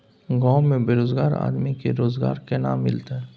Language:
Maithili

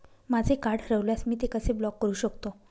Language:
Marathi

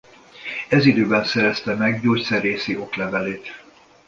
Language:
Hungarian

